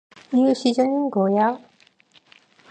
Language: Korean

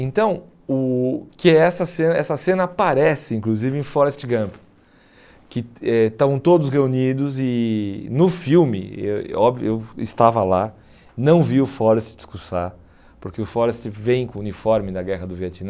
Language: Portuguese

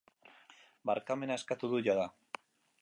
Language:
Basque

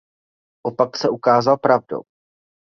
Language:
Czech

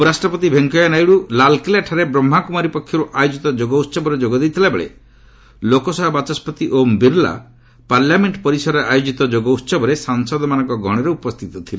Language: Odia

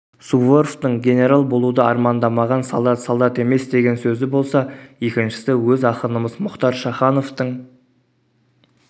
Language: Kazakh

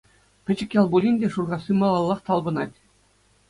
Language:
Chuvash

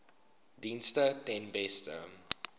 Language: Afrikaans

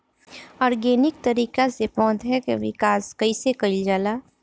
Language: Bhojpuri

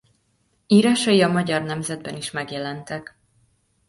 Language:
Hungarian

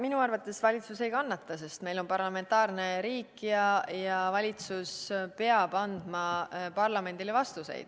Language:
Estonian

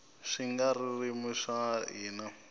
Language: Tsonga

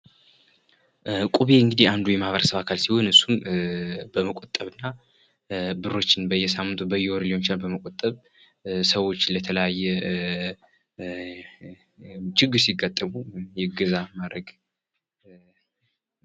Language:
Amharic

